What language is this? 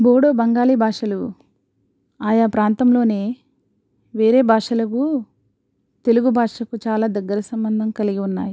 Telugu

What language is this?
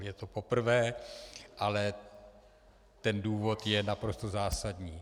Czech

